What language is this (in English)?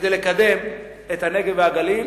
Hebrew